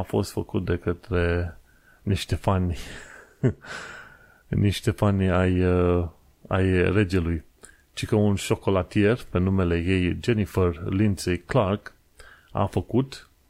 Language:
Romanian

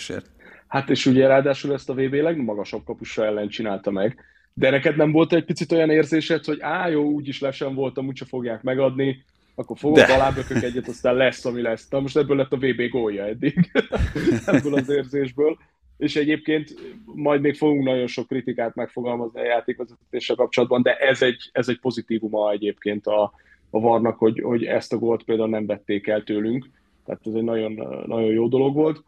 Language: Hungarian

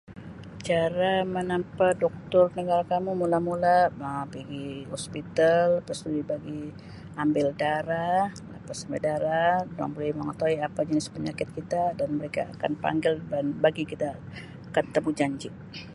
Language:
Sabah Malay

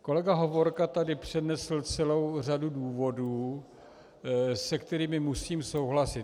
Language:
Czech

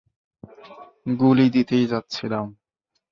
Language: Bangla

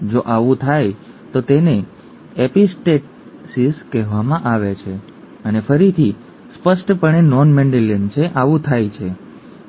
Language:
Gujarati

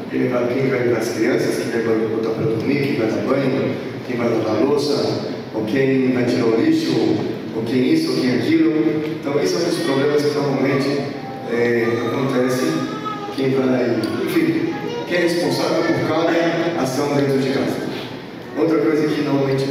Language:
Portuguese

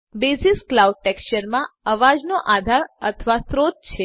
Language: Gujarati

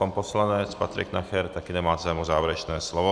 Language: Czech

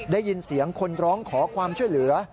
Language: Thai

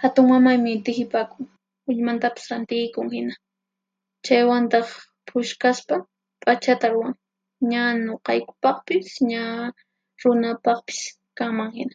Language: Puno Quechua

